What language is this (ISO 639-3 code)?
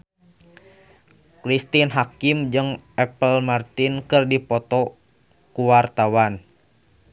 sun